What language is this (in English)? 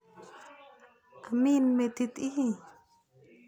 Kalenjin